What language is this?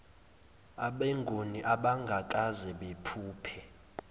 Zulu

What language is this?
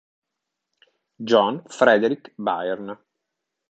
Italian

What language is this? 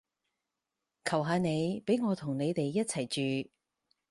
Cantonese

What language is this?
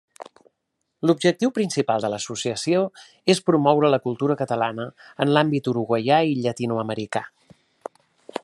Catalan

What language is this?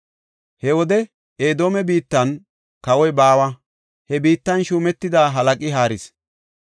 Gofa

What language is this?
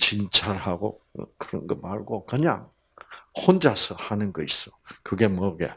Korean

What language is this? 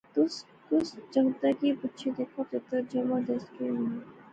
Pahari-Potwari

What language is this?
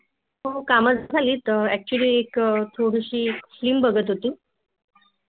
Marathi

